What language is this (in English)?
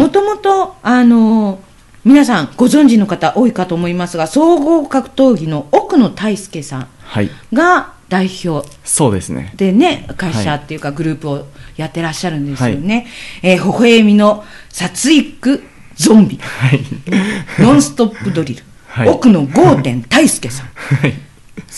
Japanese